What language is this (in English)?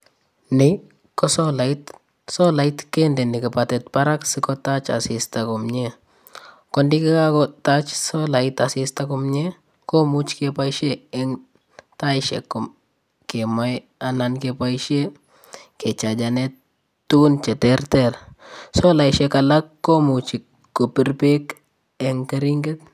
Kalenjin